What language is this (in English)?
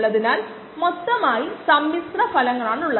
Malayalam